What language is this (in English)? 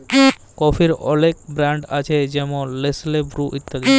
Bangla